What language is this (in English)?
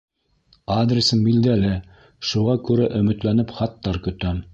Bashkir